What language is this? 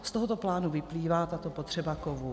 Czech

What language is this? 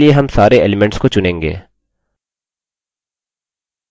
Hindi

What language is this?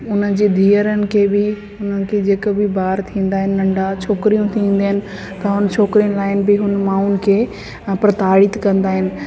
Sindhi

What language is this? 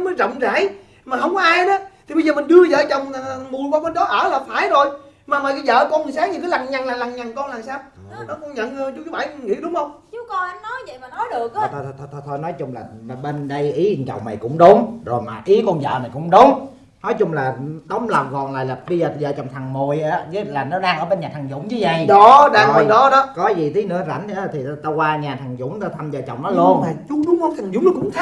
Vietnamese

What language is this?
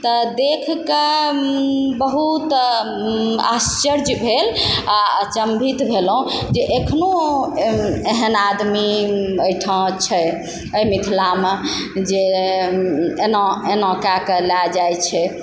Maithili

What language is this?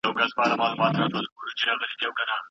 Pashto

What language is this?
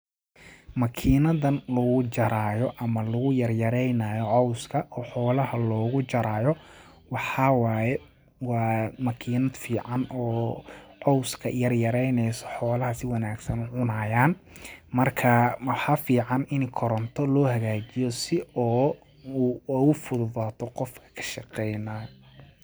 Somali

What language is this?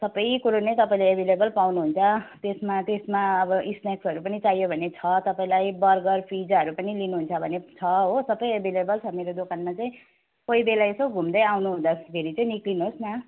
Nepali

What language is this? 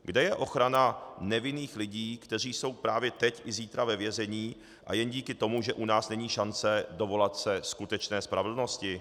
Czech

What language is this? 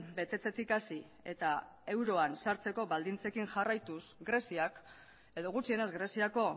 Basque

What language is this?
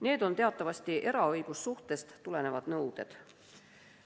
Estonian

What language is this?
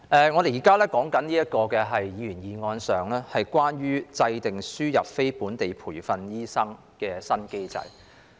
Cantonese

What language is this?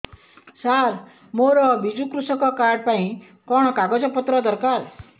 Odia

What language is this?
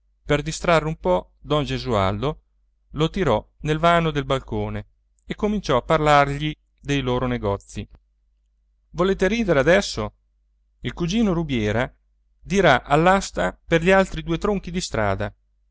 Italian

